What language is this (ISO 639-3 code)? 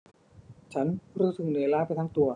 tha